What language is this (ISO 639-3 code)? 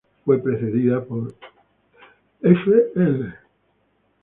spa